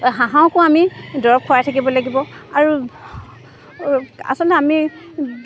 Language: Assamese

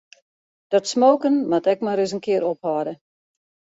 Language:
Western Frisian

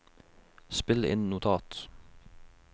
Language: Norwegian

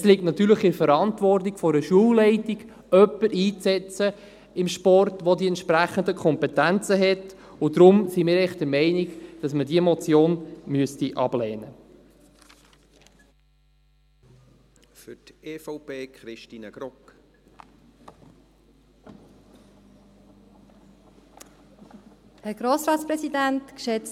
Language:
Swiss German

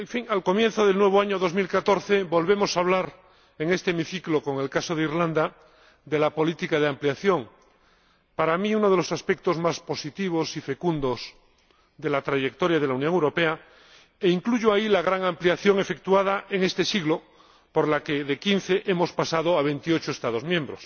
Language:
Spanish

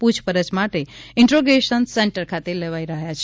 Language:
Gujarati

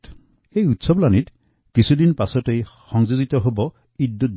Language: Assamese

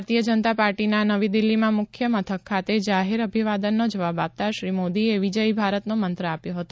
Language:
Gujarati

